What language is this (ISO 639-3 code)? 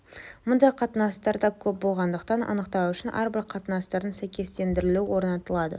kaz